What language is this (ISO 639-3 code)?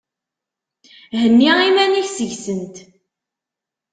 kab